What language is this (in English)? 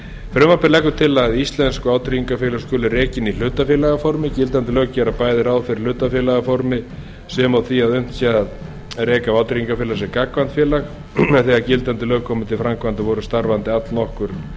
Icelandic